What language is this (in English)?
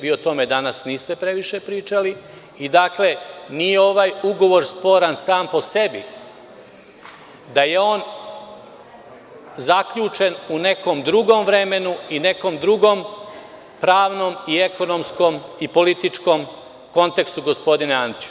Serbian